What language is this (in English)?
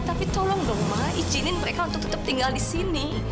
Indonesian